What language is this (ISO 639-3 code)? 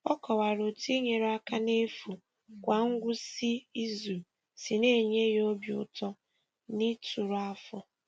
ibo